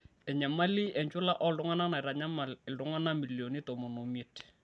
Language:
Masai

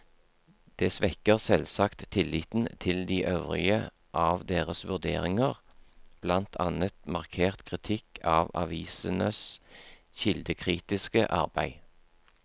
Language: Norwegian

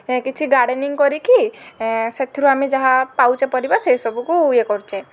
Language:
Odia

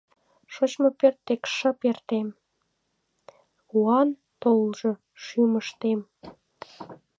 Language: Mari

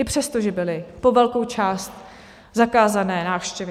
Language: Czech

